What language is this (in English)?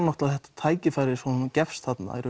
Icelandic